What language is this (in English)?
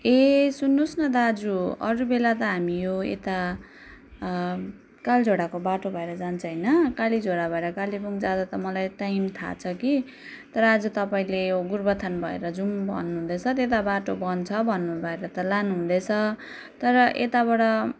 Nepali